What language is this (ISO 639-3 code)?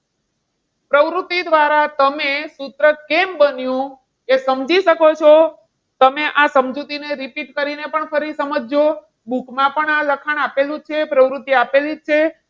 guj